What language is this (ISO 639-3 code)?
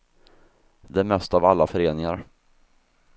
swe